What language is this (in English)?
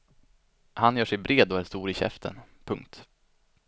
Swedish